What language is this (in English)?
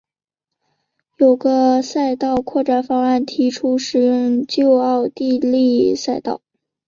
Chinese